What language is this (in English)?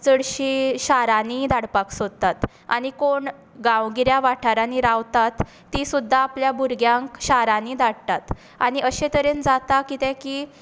Konkani